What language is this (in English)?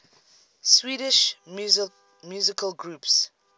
English